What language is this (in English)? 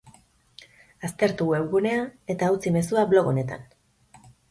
Basque